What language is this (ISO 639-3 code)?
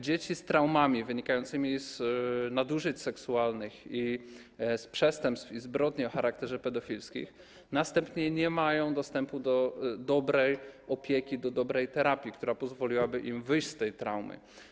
pol